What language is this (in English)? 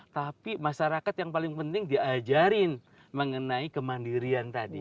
Indonesian